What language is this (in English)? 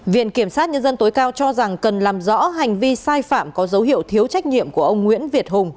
Vietnamese